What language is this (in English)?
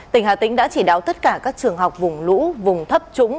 Vietnamese